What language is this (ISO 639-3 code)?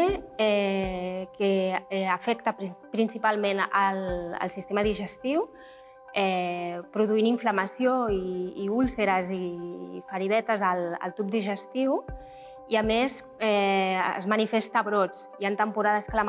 cat